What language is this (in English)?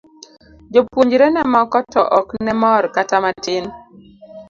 Luo (Kenya and Tanzania)